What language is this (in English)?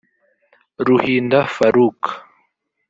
Kinyarwanda